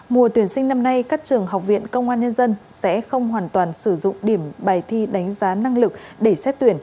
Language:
Vietnamese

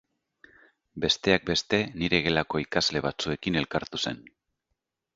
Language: Basque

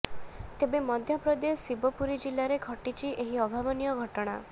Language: Odia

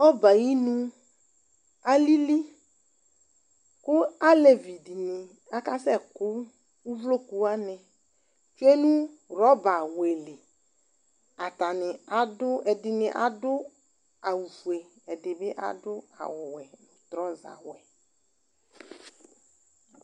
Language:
Ikposo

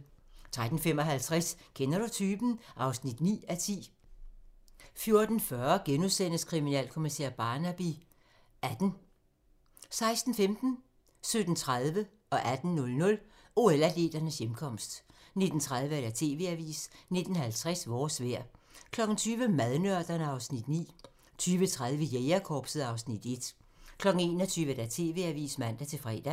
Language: Danish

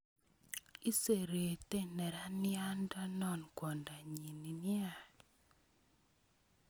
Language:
Kalenjin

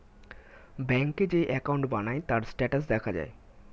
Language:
Bangla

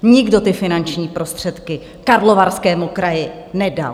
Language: Czech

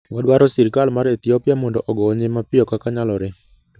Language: Luo (Kenya and Tanzania)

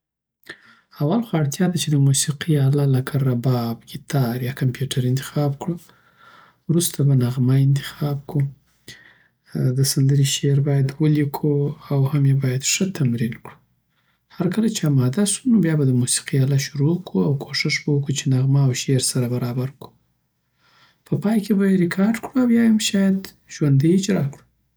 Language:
Southern Pashto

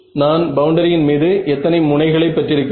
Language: Tamil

